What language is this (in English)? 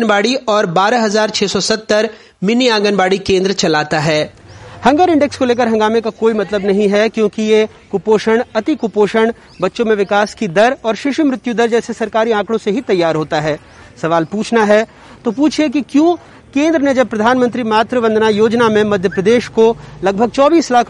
Hindi